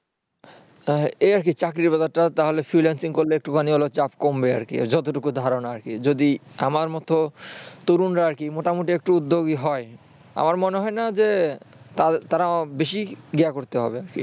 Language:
Bangla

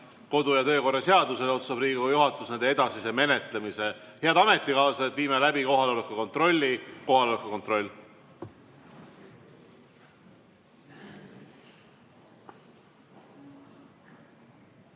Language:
Estonian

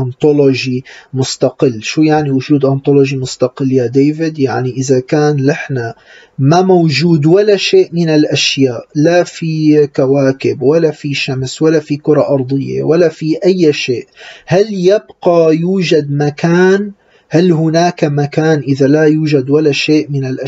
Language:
Arabic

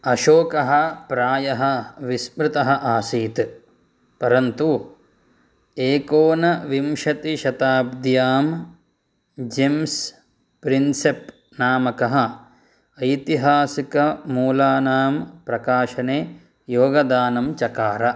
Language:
Sanskrit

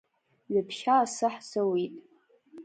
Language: Abkhazian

